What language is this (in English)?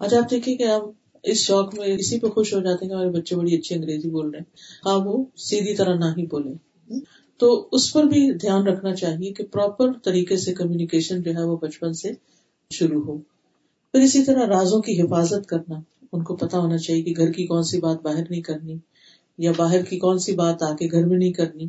Urdu